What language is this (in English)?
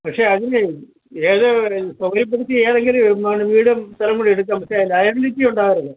Malayalam